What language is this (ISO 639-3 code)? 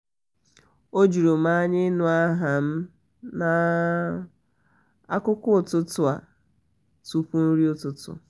ibo